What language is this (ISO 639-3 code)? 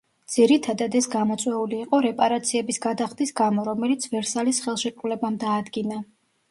kat